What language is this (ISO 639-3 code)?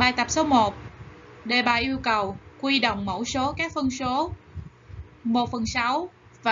vie